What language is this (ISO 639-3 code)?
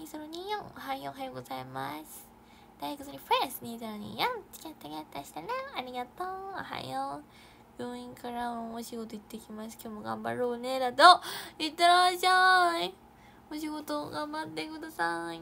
jpn